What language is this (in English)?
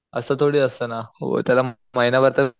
Marathi